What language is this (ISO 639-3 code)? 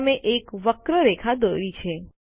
guj